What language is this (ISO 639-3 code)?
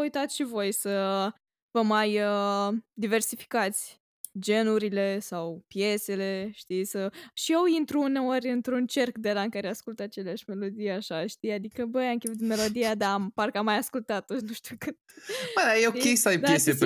ron